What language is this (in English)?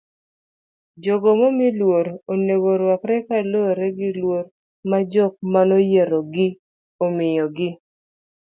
Luo (Kenya and Tanzania)